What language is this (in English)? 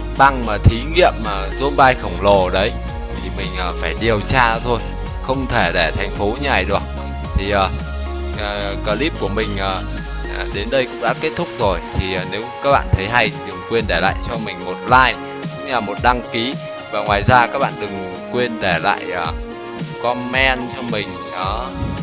Vietnamese